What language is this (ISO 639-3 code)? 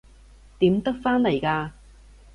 yue